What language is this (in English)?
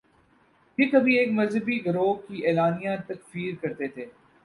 Urdu